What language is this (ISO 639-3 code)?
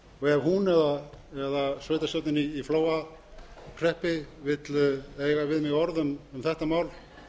isl